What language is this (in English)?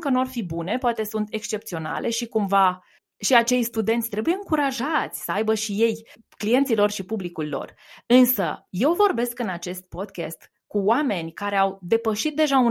Romanian